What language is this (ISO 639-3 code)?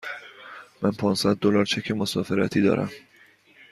fas